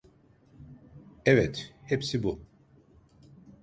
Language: Turkish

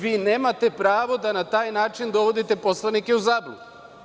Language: Serbian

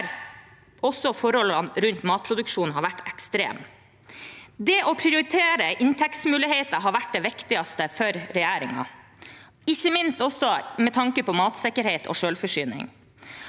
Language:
Norwegian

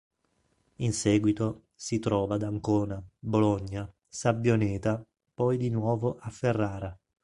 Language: Italian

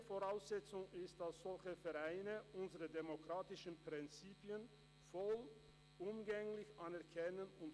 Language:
Swiss German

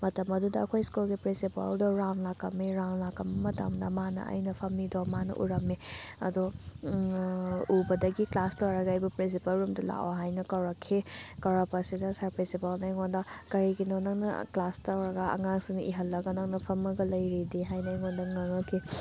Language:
Manipuri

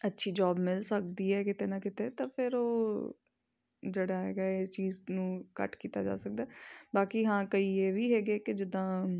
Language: Punjabi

